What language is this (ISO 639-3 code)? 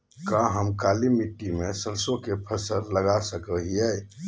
mag